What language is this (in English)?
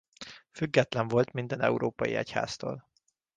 Hungarian